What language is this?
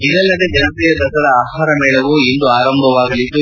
Kannada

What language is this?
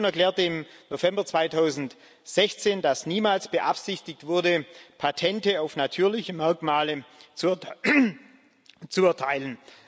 German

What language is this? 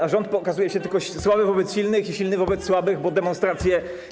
Polish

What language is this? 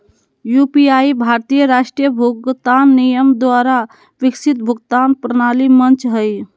Magahi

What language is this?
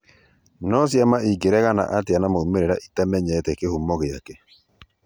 Kikuyu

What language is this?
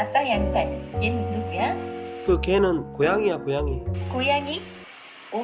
Korean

